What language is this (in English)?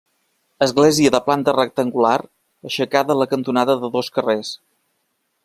Catalan